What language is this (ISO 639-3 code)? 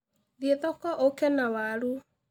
kik